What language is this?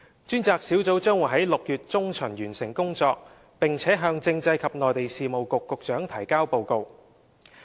Cantonese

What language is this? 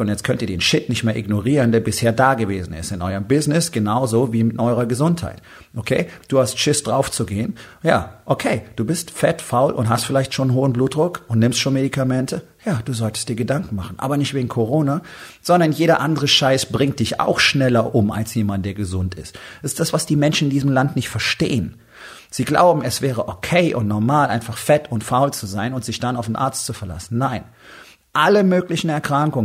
German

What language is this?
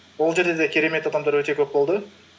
Kazakh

